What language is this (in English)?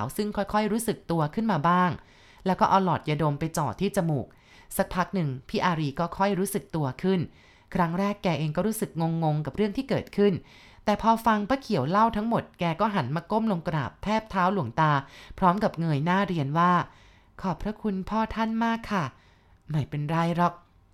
Thai